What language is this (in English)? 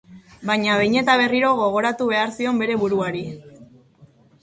Basque